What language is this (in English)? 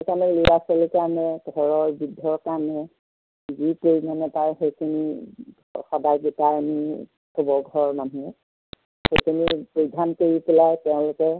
Assamese